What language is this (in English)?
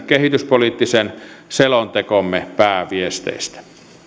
Finnish